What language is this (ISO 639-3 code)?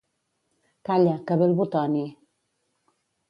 cat